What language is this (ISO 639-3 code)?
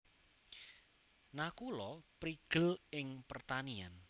jav